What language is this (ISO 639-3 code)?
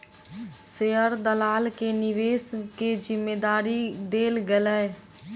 mai